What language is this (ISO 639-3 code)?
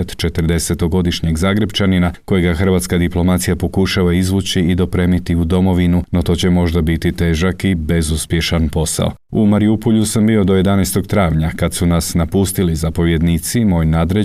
hrv